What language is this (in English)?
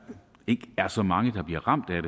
Danish